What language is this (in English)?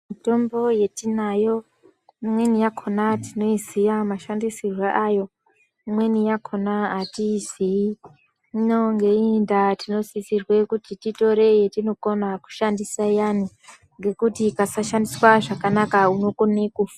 Ndau